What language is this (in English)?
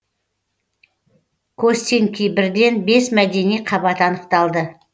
Kazakh